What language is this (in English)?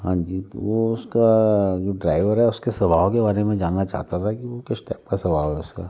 Hindi